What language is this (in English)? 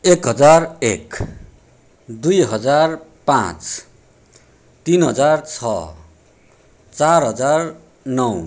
Nepali